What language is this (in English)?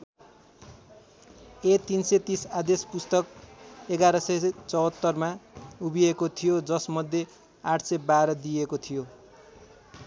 Nepali